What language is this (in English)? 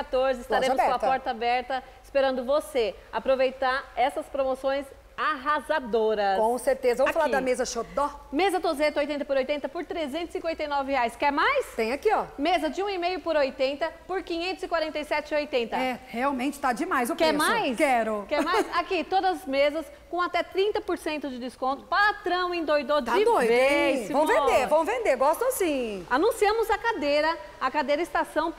Portuguese